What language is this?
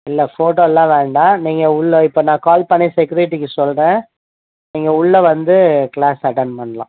Tamil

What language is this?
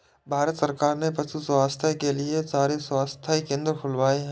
Hindi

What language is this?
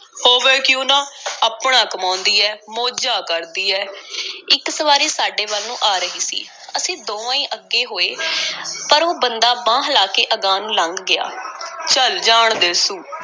Punjabi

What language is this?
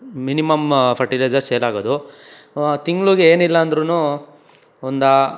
Kannada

